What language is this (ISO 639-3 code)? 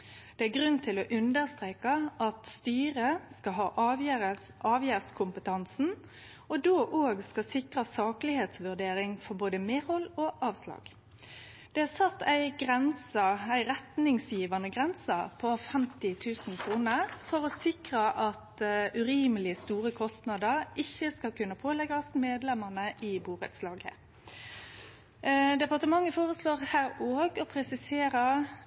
nno